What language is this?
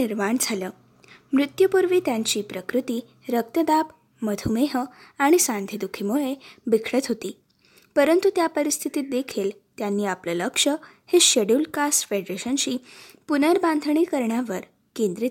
Marathi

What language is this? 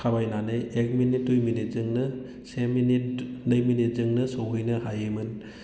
Bodo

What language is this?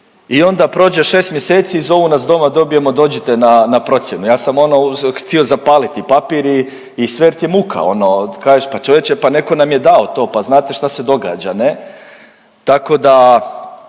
Croatian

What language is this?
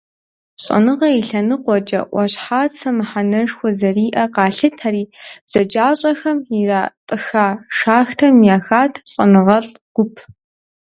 Kabardian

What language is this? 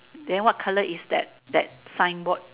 English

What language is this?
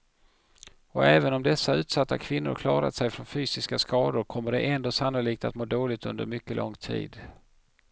Swedish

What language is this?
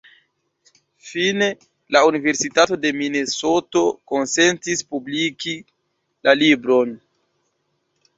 Esperanto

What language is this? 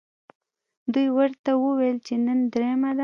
Pashto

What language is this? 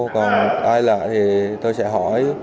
Vietnamese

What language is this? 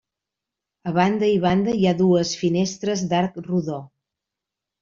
Catalan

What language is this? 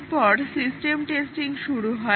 Bangla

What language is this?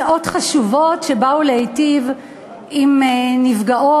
Hebrew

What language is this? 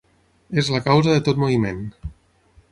Catalan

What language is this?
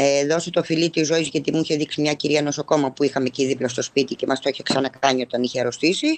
Greek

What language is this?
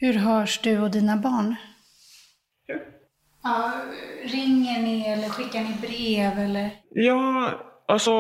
Swedish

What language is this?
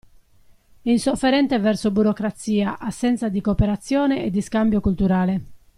Italian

